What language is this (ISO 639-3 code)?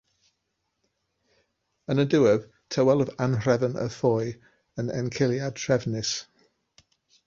cym